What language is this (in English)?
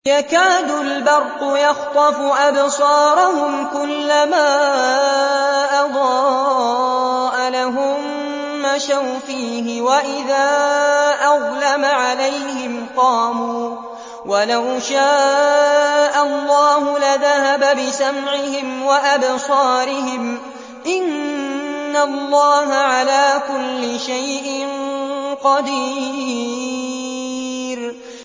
Arabic